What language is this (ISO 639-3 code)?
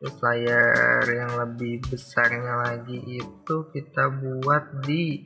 ind